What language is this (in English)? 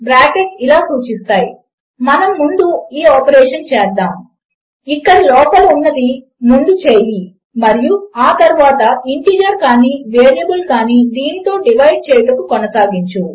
Telugu